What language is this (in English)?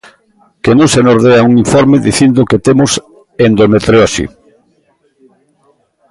Galician